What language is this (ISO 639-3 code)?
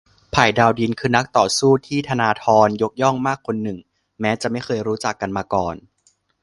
tha